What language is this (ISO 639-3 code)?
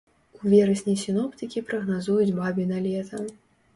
bel